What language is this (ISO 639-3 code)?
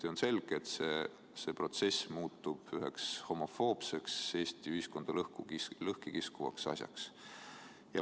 est